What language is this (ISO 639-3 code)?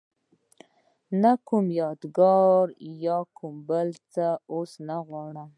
pus